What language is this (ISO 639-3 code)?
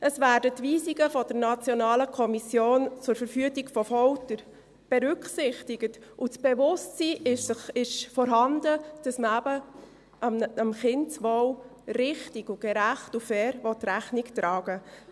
gsw